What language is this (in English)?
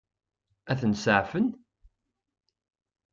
Kabyle